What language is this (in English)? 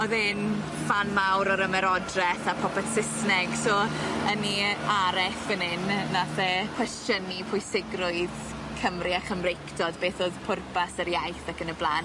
Welsh